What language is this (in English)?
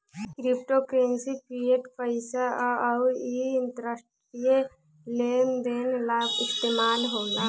Bhojpuri